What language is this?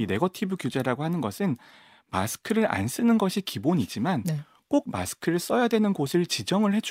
Korean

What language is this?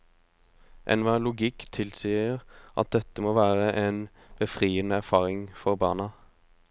Norwegian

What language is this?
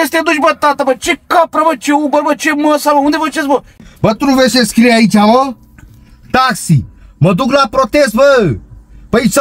Romanian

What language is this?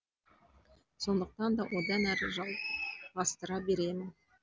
Kazakh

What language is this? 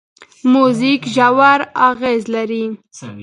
Pashto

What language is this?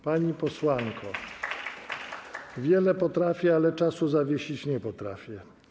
Polish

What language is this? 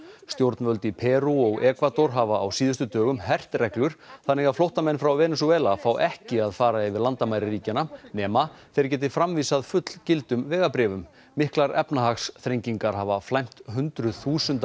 Icelandic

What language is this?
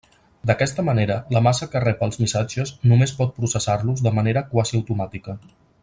Catalan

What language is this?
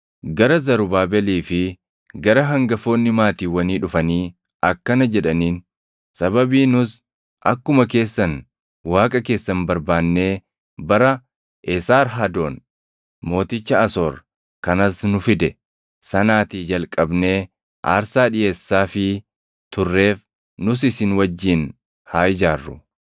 Oromo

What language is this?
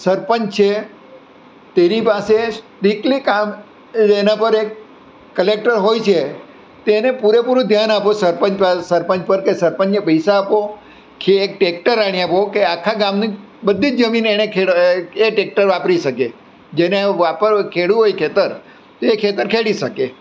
Gujarati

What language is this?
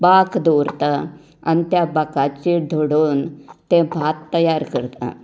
Konkani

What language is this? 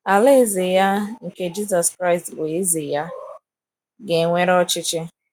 Igbo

